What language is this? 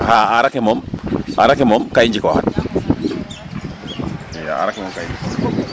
Serer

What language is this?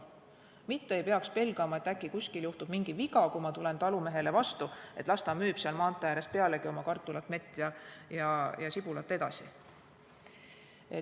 Estonian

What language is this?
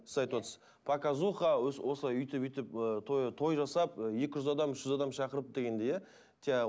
Kazakh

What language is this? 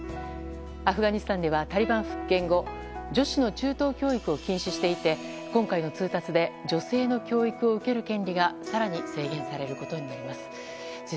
Japanese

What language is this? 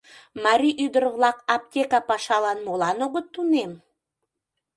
Mari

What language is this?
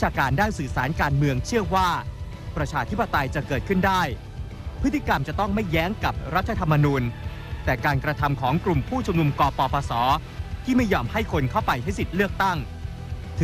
Thai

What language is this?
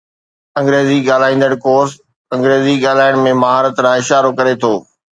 Sindhi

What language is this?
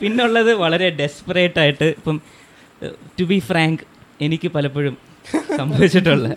Malayalam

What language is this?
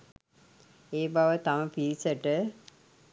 Sinhala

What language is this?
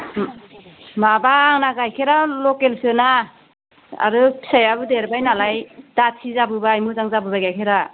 Bodo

